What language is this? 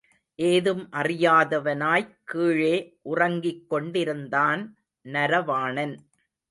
Tamil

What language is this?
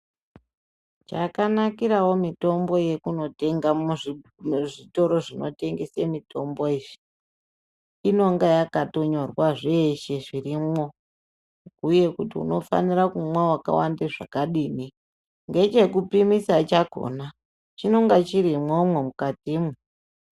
Ndau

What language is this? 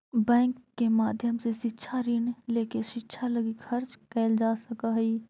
Magahi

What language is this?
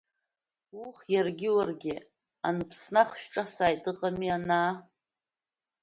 Abkhazian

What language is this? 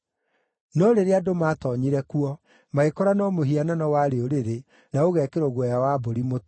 Kikuyu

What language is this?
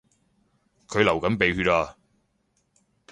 Cantonese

